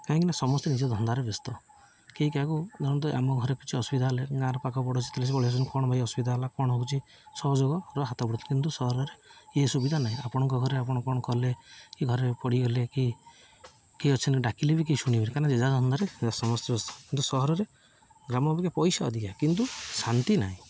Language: Odia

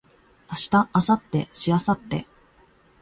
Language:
Japanese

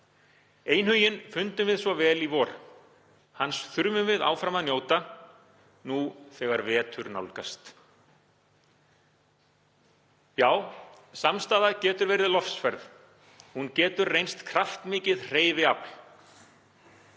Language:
Icelandic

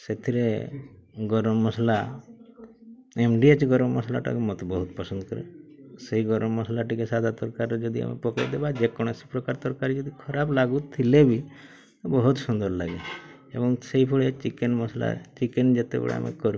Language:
Odia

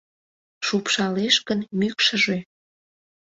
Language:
Mari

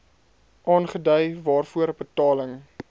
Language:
Afrikaans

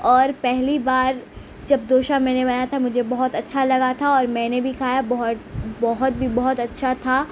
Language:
Urdu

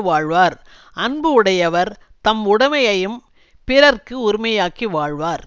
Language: Tamil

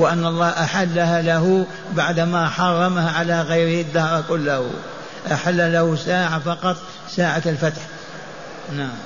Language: Arabic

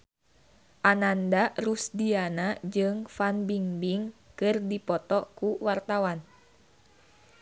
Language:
Sundanese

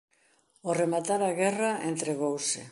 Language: Galician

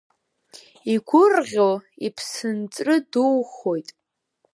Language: Abkhazian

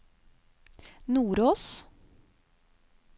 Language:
Norwegian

